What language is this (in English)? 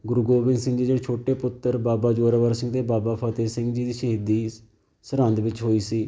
Punjabi